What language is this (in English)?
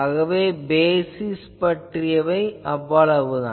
Tamil